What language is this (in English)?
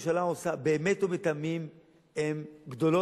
Hebrew